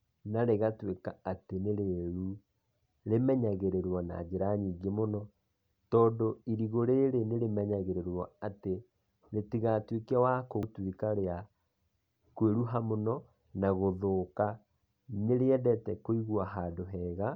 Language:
Kikuyu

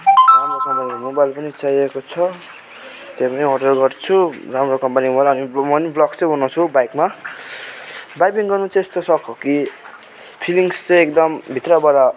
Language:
Nepali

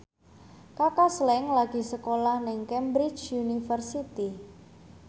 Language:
Javanese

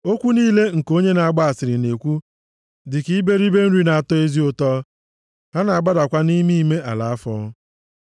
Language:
Igbo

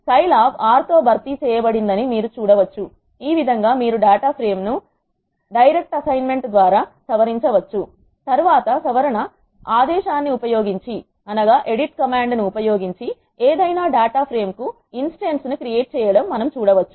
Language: Telugu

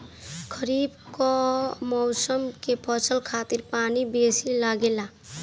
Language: Bhojpuri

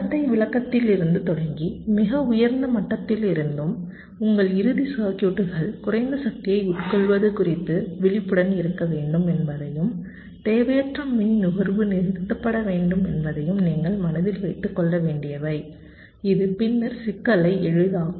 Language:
Tamil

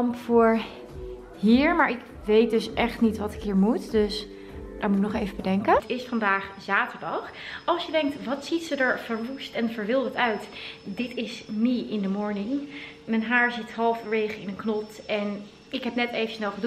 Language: Dutch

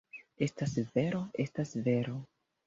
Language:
Esperanto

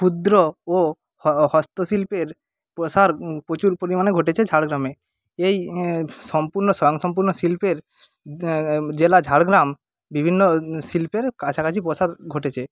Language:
Bangla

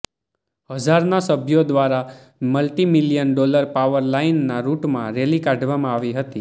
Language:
Gujarati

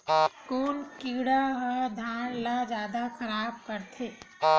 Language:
Chhattisgarhi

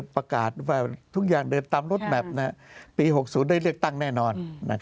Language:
Thai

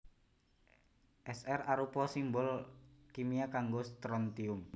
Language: Javanese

